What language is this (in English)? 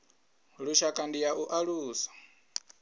Venda